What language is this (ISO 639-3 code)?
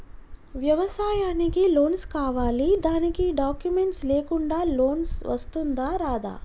tel